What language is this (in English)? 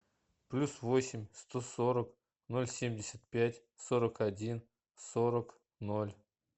Russian